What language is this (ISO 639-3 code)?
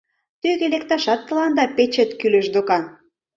chm